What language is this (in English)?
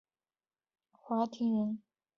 Chinese